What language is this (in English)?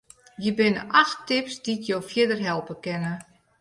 Western Frisian